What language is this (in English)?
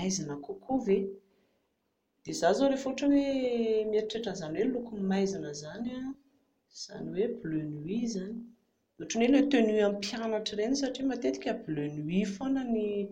Malagasy